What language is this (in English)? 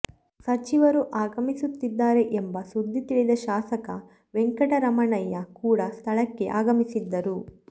Kannada